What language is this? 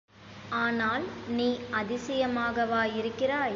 Tamil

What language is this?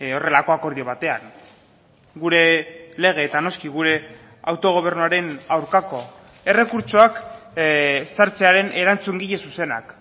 Basque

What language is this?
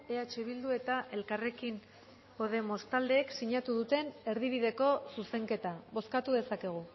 Basque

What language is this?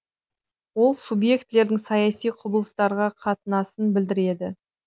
Kazakh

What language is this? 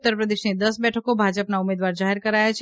Gujarati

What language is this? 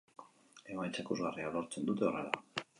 Basque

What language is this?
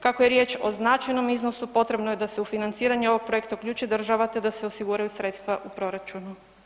Croatian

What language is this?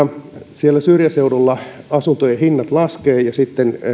Finnish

